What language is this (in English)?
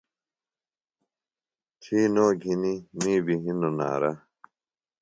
Phalura